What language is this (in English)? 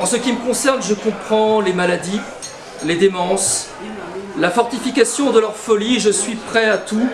French